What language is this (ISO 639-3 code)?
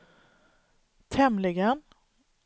swe